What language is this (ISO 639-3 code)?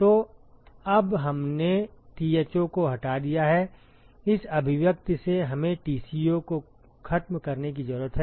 hin